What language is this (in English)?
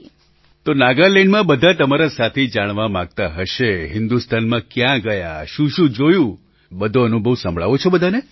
Gujarati